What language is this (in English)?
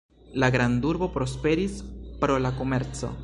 Esperanto